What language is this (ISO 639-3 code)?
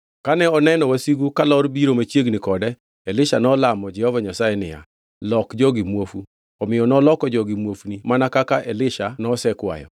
luo